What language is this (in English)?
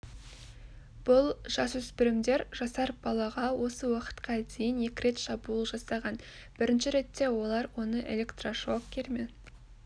Kazakh